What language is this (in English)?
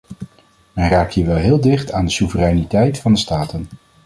Dutch